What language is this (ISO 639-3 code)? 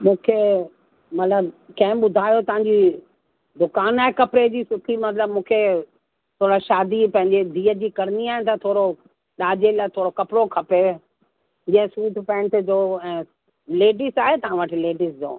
snd